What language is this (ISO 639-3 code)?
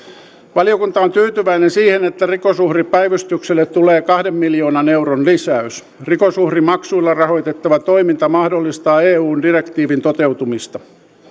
fin